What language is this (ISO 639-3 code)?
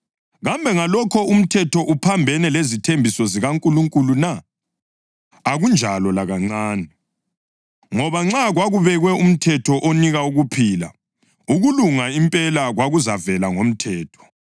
nde